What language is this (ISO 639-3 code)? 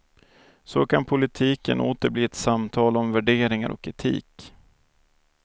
swe